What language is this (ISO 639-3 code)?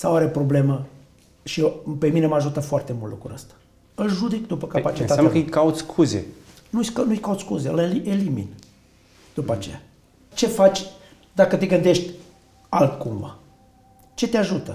ron